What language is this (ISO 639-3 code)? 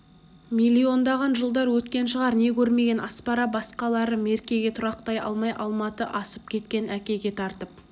kaz